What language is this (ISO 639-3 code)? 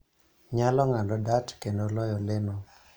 luo